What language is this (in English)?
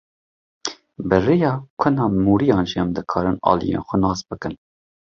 Kurdish